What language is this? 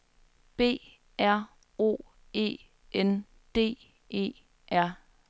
Danish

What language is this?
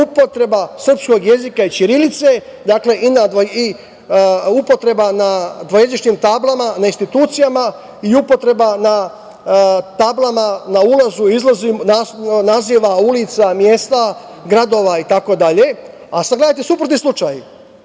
Serbian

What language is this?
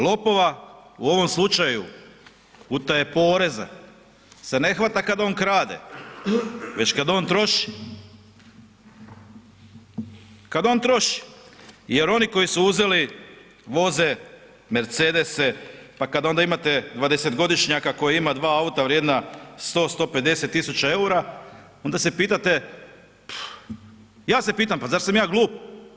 Croatian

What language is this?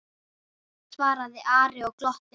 Icelandic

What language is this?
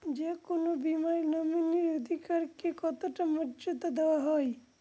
Bangla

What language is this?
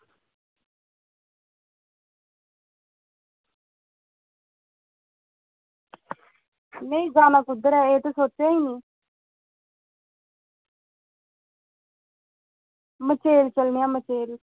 Dogri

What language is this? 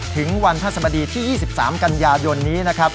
Thai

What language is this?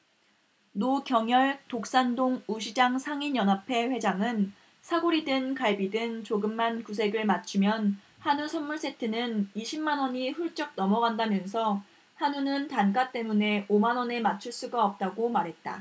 Korean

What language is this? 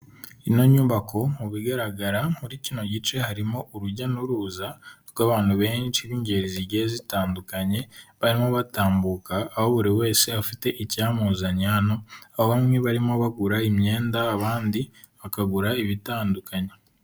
Kinyarwanda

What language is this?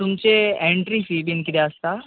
Konkani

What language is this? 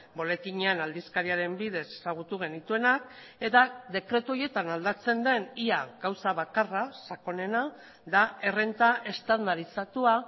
Basque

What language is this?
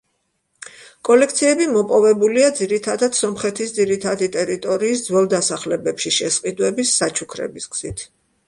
Georgian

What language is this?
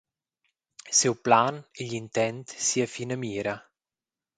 Romansh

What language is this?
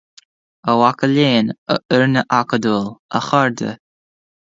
Irish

